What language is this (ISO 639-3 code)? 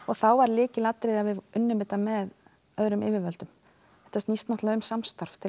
isl